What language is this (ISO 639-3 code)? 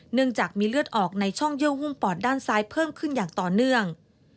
tha